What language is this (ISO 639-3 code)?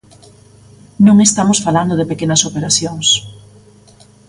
glg